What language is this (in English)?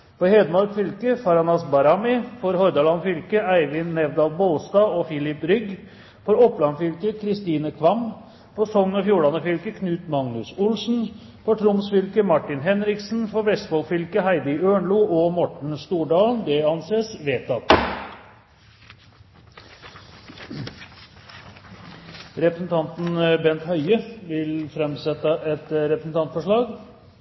Norwegian Bokmål